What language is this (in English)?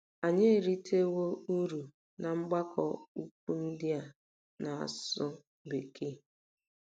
Igbo